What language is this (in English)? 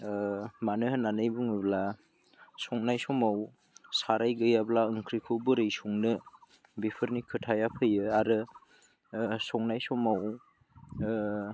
Bodo